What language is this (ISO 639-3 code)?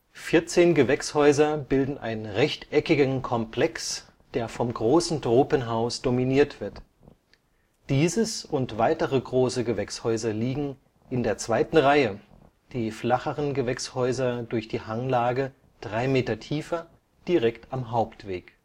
deu